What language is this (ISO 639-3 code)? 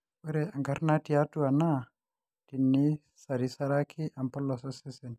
mas